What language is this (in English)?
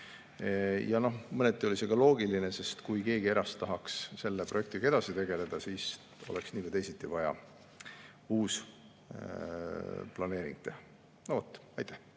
Estonian